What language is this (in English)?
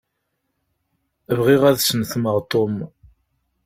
Kabyle